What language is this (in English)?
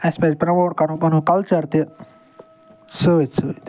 Kashmiri